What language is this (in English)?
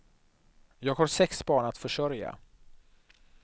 Swedish